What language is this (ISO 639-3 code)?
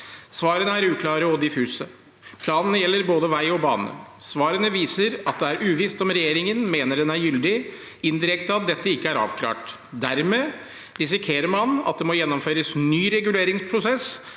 nor